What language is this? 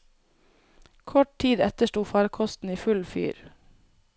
Norwegian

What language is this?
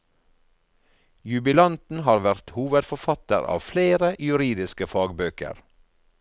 Norwegian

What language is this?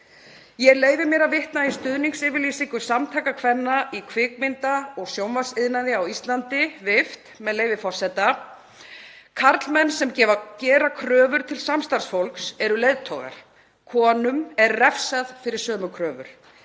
Icelandic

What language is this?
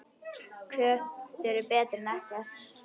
Icelandic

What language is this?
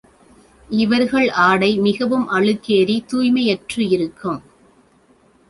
Tamil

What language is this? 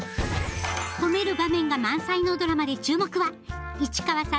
Japanese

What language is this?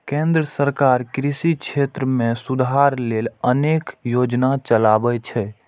Maithili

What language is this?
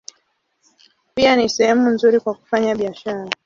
Swahili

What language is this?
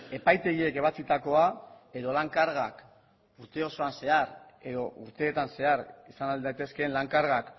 Basque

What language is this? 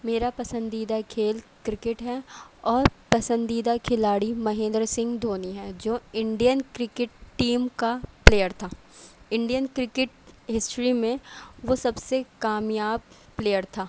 Urdu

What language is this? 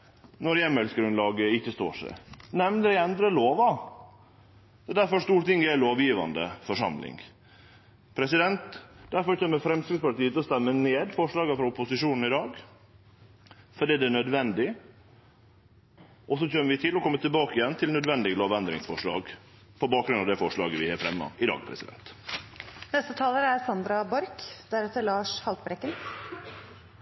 Norwegian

